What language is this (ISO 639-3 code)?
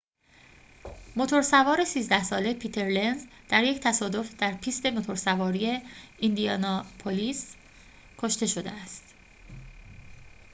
fas